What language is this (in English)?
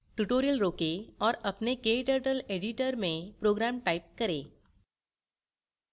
Hindi